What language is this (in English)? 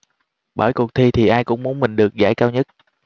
Vietnamese